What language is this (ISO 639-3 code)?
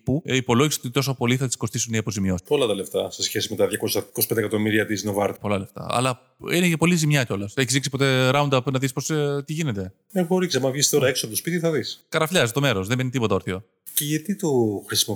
ell